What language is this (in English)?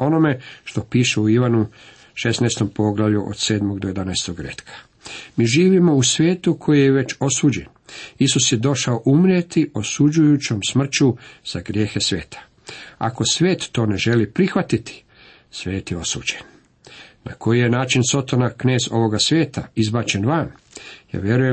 Croatian